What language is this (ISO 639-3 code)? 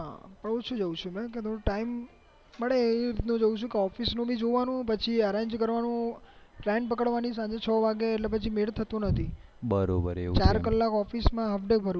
guj